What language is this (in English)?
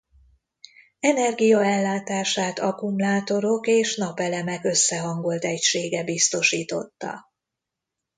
Hungarian